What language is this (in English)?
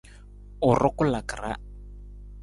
Nawdm